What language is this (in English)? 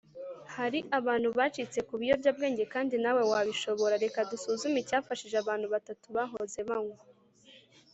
Kinyarwanda